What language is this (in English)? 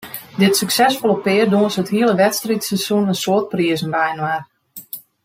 Western Frisian